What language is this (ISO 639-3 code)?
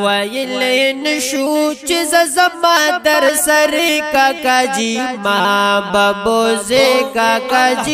ron